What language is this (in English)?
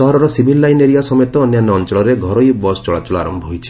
Odia